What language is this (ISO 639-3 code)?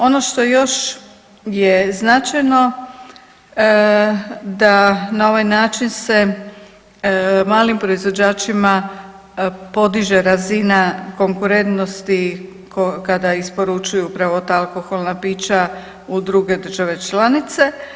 hrv